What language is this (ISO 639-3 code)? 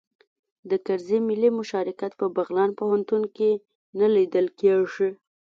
pus